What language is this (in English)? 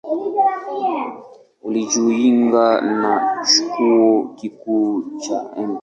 Swahili